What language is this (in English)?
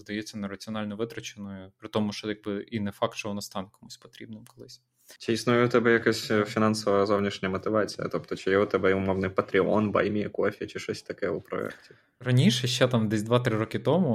Ukrainian